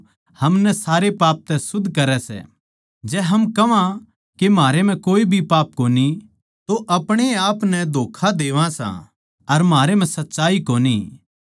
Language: Haryanvi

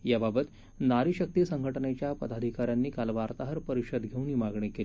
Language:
Marathi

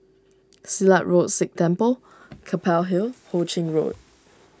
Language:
English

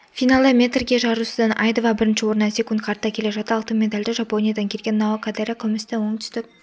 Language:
Kazakh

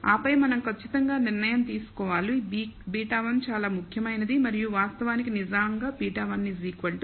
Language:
Telugu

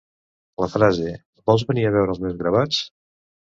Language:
Catalan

